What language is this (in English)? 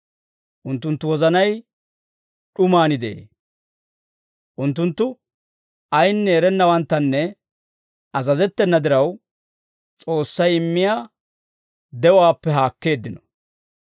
Dawro